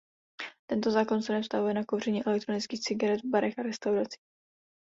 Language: Czech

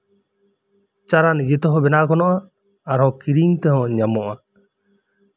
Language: Santali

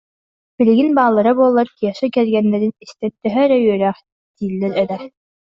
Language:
Yakut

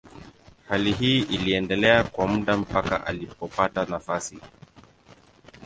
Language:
Swahili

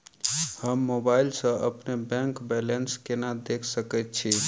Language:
Maithili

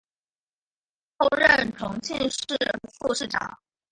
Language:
Chinese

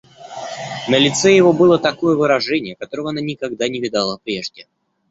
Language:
Russian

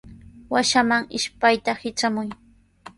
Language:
Sihuas Ancash Quechua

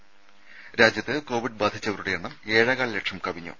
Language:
Malayalam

